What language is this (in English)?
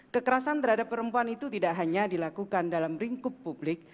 Indonesian